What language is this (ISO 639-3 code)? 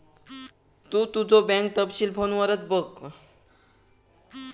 mar